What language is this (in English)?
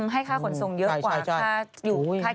Thai